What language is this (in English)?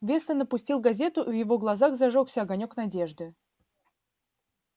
Russian